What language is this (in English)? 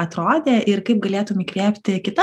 Lithuanian